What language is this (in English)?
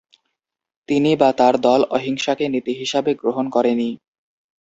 Bangla